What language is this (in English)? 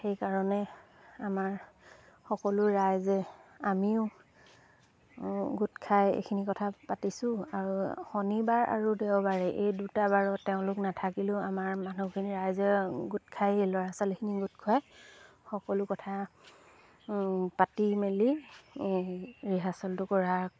Assamese